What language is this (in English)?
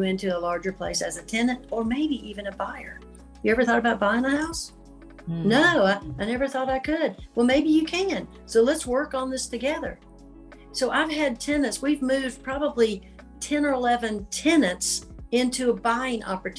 English